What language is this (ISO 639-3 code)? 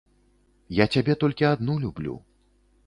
bel